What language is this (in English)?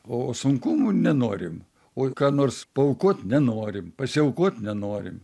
Lithuanian